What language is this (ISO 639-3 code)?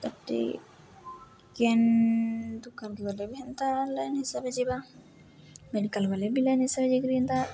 ori